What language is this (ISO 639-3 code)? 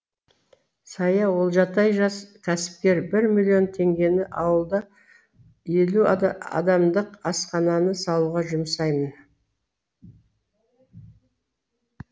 kaz